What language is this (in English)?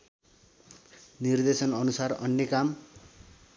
Nepali